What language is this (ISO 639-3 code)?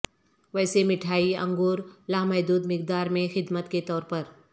urd